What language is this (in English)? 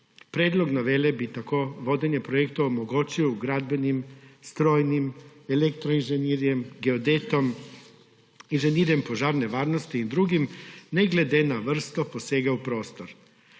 Slovenian